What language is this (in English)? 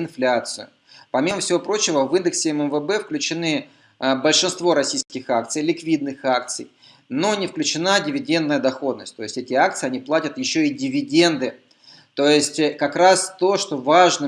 Russian